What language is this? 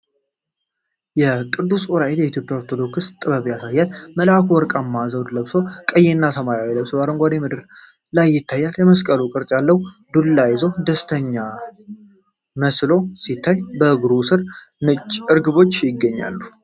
Amharic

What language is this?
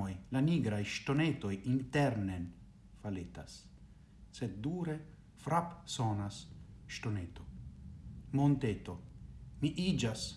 Esperanto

